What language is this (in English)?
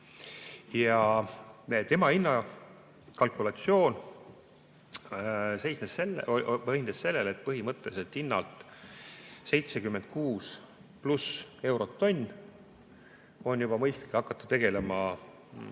Estonian